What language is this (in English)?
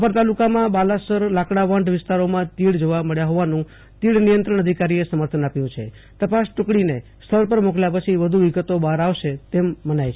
Gujarati